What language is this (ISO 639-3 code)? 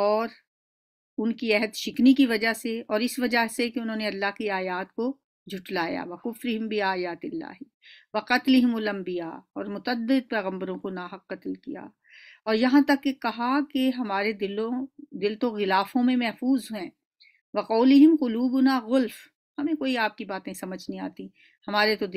hin